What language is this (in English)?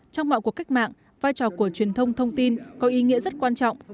Vietnamese